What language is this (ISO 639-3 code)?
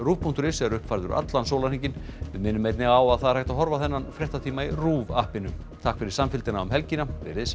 isl